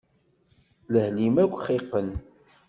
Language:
Kabyle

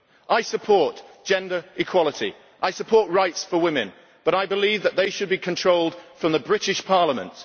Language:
English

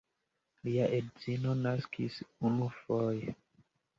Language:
Esperanto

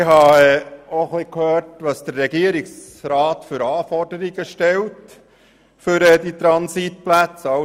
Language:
Swiss German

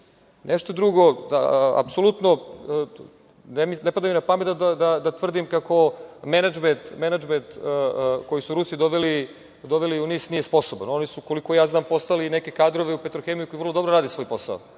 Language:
Serbian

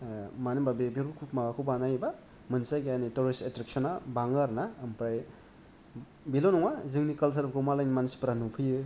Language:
Bodo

